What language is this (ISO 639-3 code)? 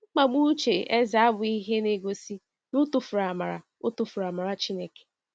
ibo